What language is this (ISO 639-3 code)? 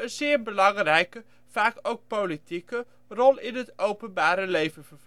nld